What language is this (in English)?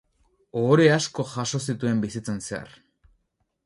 Basque